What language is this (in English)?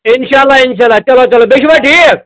Kashmiri